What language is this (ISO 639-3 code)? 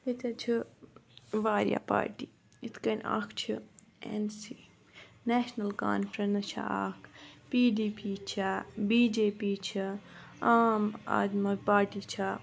kas